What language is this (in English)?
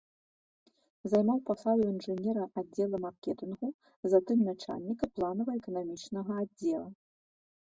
Belarusian